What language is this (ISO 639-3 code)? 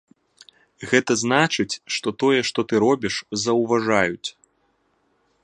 bel